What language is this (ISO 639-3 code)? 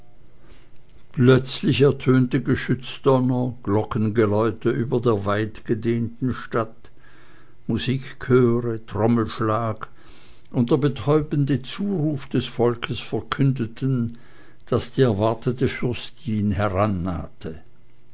deu